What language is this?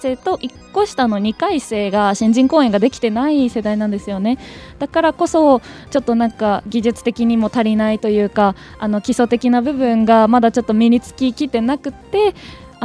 Japanese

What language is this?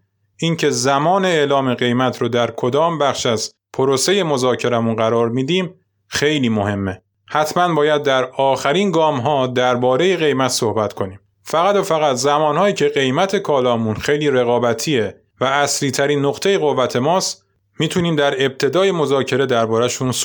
Persian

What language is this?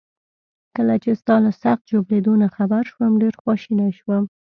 Pashto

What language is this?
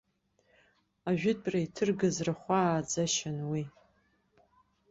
Abkhazian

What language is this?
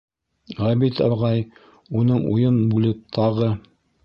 Bashkir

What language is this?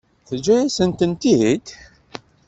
Kabyle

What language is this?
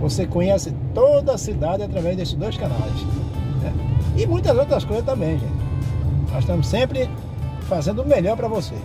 Portuguese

